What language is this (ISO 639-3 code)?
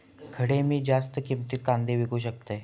mar